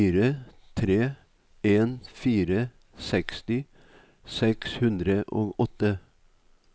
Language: Norwegian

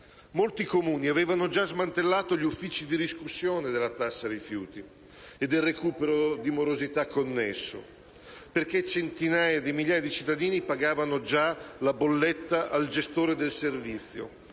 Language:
Italian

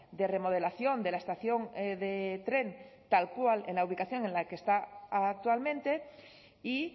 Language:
Spanish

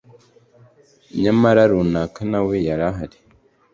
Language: Kinyarwanda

